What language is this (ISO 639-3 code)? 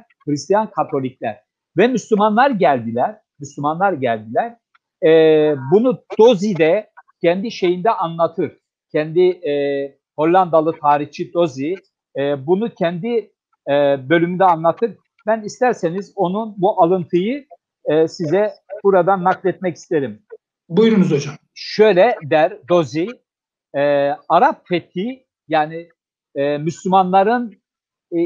tur